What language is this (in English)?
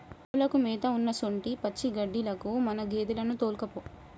Telugu